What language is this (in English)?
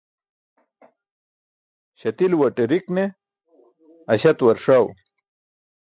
Burushaski